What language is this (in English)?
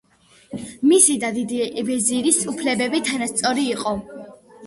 Georgian